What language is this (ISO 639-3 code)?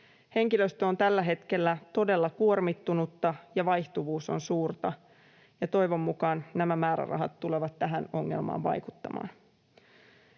fin